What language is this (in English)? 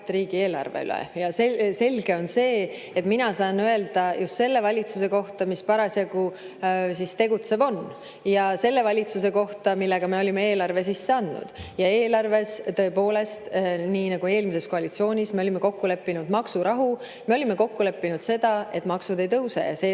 Estonian